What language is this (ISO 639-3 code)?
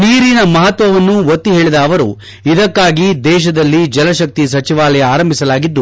kan